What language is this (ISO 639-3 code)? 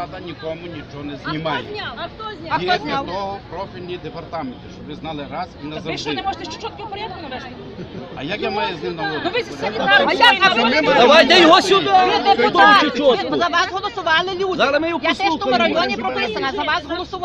ukr